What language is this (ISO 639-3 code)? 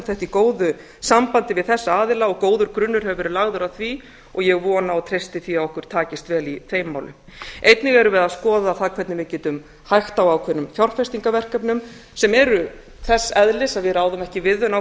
isl